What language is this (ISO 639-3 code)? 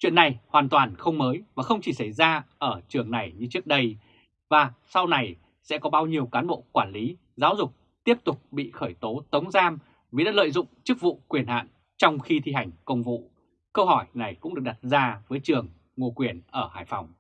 vie